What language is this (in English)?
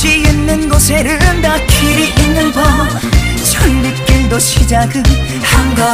Korean